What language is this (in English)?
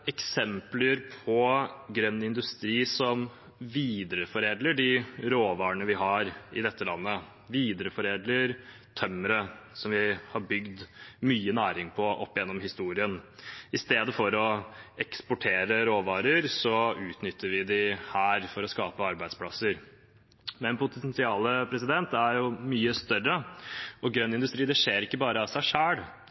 Norwegian Bokmål